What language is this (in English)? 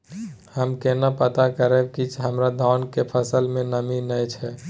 Maithili